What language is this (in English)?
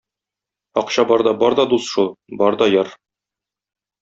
Tatar